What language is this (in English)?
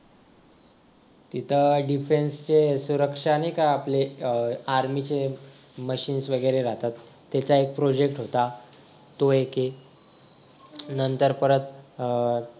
Marathi